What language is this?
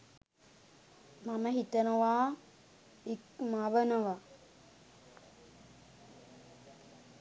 Sinhala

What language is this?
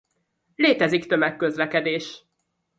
Hungarian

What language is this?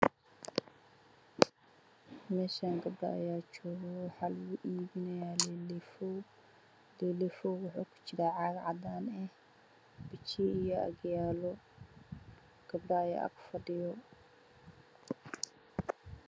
Somali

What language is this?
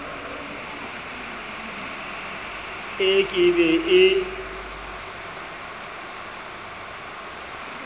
Southern Sotho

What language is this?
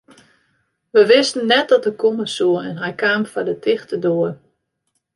Western Frisian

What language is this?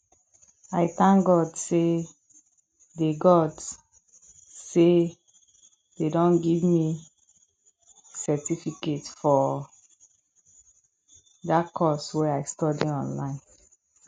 Nigerian Pidgin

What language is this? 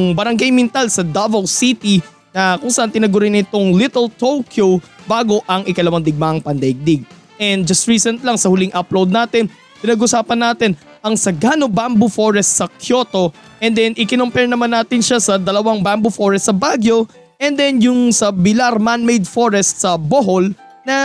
Filipino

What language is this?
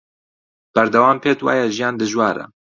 Central Kurdish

